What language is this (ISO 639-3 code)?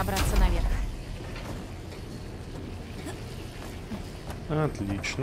rus